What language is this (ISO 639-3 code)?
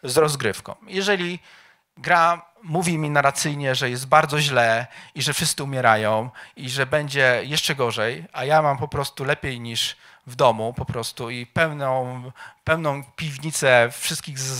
pol